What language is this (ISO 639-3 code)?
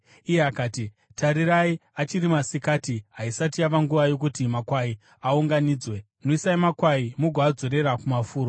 sna